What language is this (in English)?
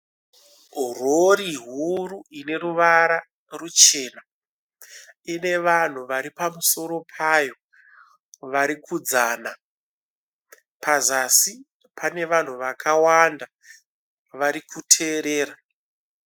Shona